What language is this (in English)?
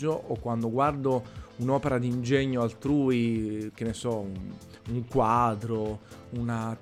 Italian